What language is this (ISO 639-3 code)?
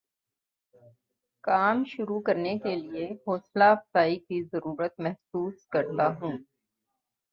urd